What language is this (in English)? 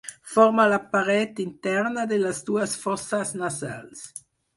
Catalan